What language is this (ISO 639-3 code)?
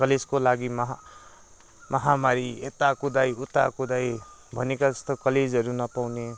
nep